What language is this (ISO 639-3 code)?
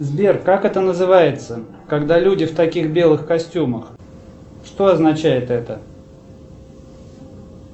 rus